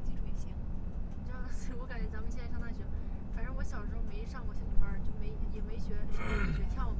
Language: Chinese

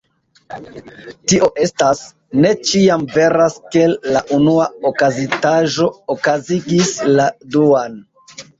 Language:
Esperanto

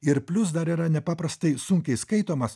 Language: Lithuanian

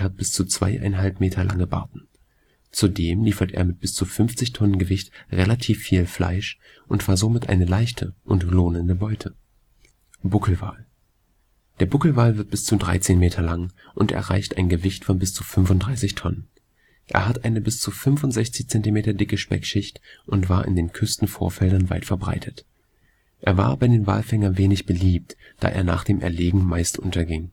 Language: German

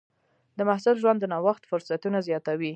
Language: Pashto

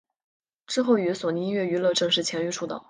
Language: Chinese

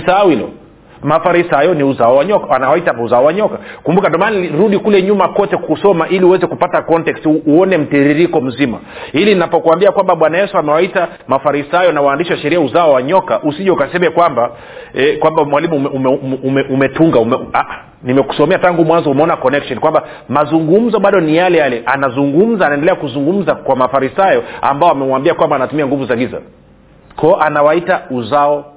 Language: Swahili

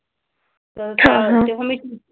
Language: Marathi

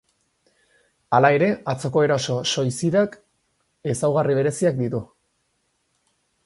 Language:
Basque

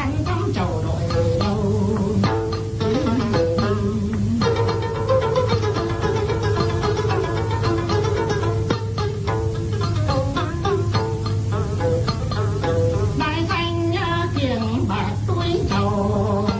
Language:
Vietnamese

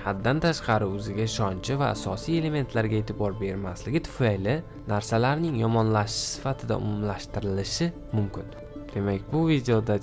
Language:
Turkish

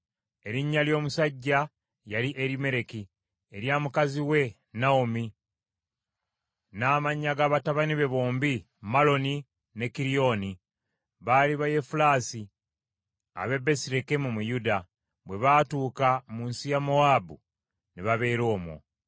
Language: Ganda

